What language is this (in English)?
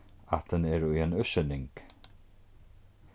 Faroese